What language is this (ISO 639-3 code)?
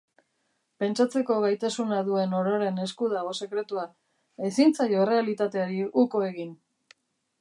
eus